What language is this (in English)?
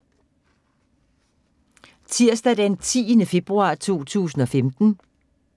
Danish